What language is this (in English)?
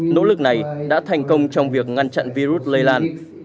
Vietnamese